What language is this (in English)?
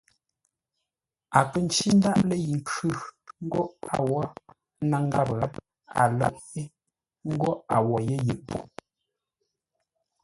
Ngombale